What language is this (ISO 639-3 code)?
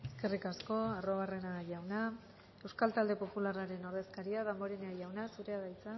eus